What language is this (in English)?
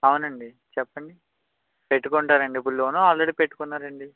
Telugu